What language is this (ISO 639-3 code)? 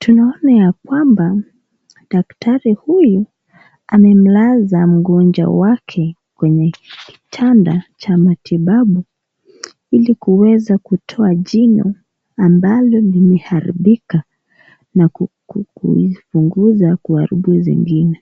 swa